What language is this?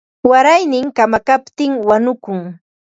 Ambo-Pasco Quechua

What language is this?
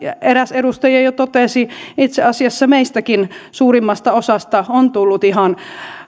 Finnish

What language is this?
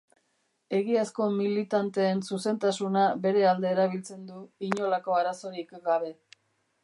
Basque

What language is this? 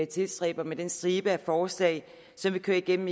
Danish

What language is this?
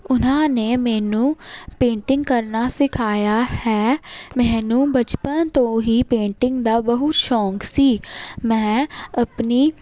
Punjabi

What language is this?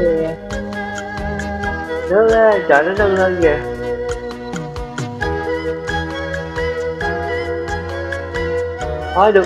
Vietnamese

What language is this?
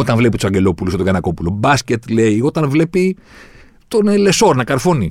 Greek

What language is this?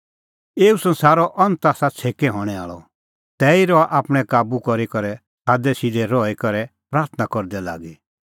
Kullu Pahari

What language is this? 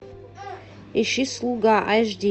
Russian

